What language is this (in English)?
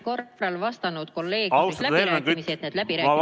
Estonian